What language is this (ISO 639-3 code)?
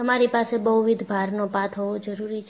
guj